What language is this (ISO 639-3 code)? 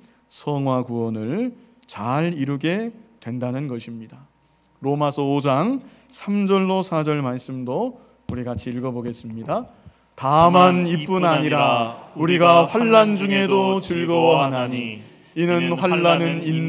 kor